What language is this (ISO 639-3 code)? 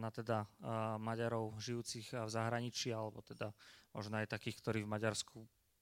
slk